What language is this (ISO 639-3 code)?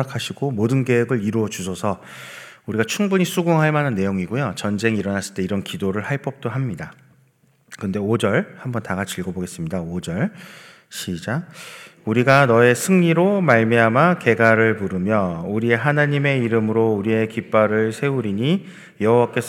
kor